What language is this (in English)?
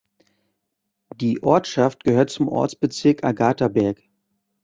German